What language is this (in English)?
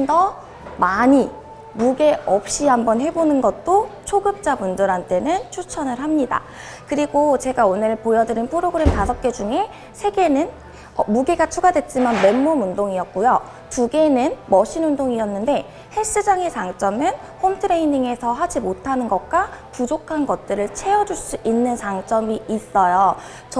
Korean